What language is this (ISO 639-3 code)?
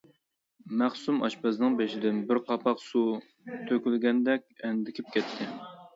uig